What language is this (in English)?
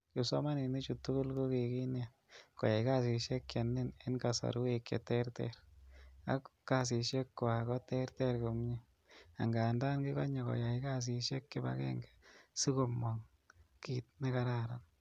Kalenjin